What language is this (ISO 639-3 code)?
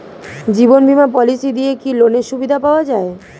ben